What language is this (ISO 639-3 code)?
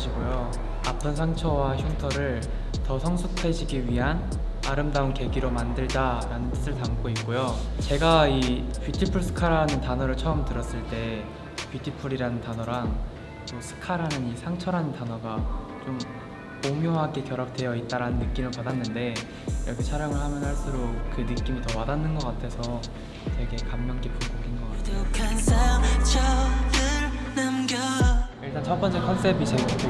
kor